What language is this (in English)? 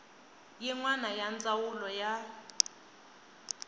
Tsonga